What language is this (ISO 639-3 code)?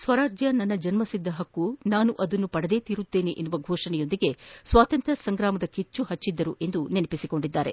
kan